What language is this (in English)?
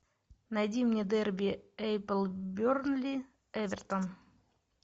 Russian